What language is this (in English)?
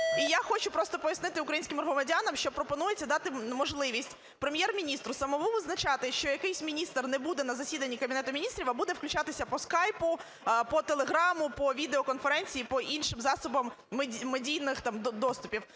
Ukrainian